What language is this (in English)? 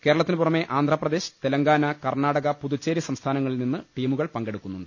Malayalam